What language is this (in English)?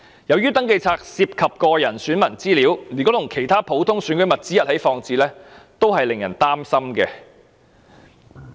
Cantonese